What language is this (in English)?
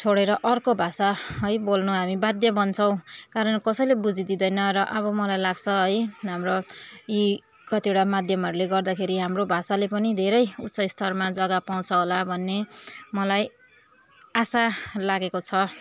Nepali